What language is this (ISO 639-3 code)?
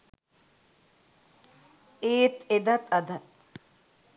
sin